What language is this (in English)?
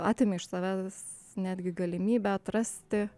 Lithuanian